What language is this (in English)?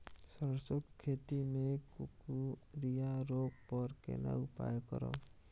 Maithili